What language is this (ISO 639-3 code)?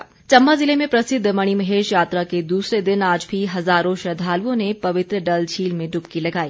hin